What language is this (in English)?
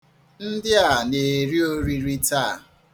Igbo